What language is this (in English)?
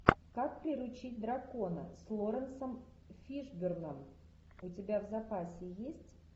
Russian